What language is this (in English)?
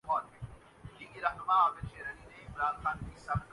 Urdu